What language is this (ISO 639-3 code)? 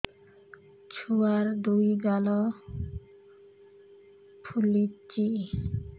ori